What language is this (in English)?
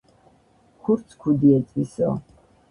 Georgian